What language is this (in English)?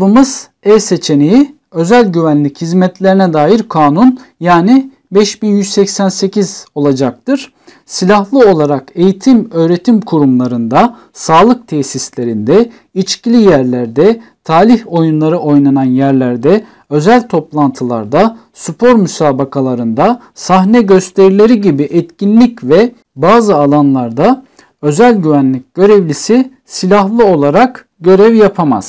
Turkish